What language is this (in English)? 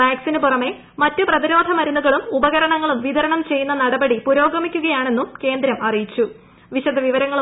Malayalam